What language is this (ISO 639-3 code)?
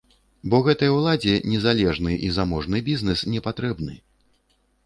bel